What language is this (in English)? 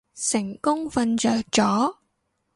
Cantonese